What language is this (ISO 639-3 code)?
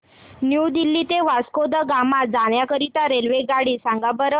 mar